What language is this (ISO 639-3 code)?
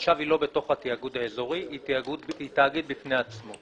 heb